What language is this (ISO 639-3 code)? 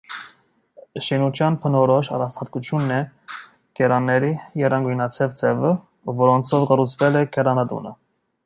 hye